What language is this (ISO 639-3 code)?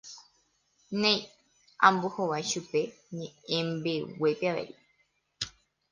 grn